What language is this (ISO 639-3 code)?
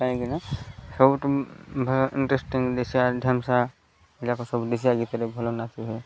ori